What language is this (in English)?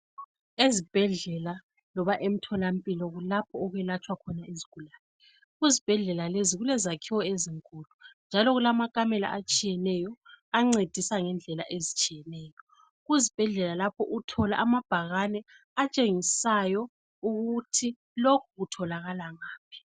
North Ndebele